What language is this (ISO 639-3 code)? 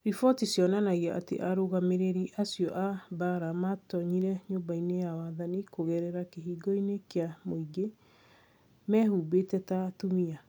kik